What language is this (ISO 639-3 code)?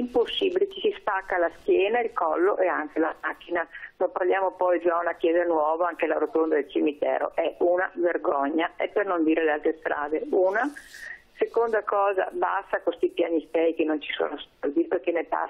ita